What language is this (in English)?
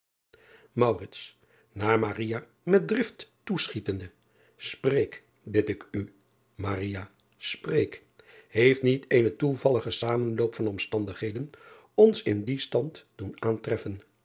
Dutch